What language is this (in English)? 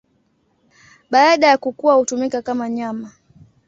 Swahili